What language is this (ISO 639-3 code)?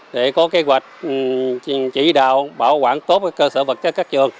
vie